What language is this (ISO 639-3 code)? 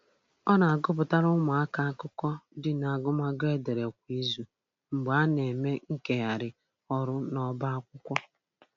ibo